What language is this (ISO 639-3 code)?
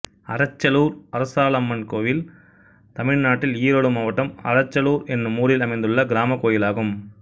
tam